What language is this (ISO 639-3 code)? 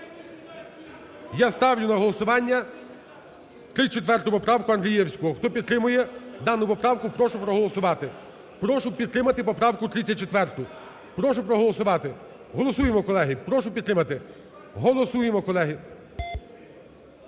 ukr